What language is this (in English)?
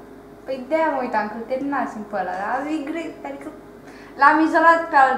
Romanian